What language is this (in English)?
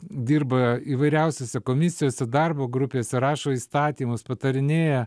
Lithuanian